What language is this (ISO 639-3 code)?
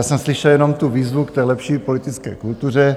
ces